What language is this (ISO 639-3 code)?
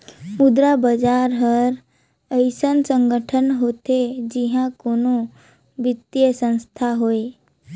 hne